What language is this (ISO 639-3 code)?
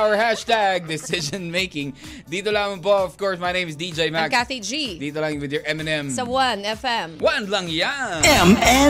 fil